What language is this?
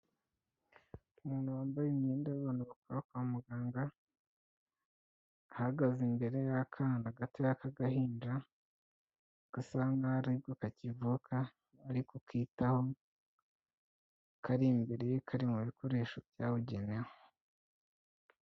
Kinyarwanda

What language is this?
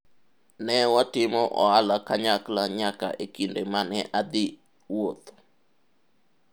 Luo (Kenya and Tanzania)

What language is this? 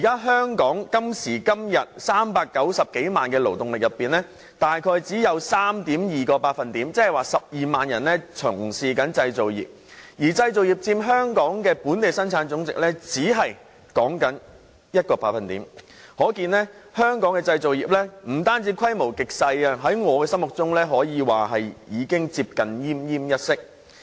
Cantonese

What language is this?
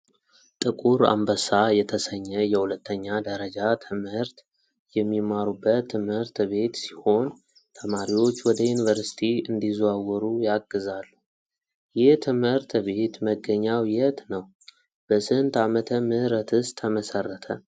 Amharic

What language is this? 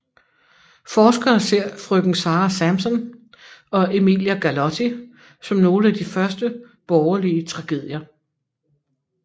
Danish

